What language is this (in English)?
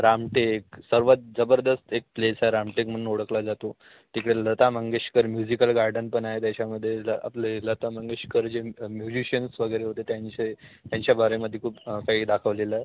Marathi